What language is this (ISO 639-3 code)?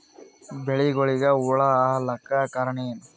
kan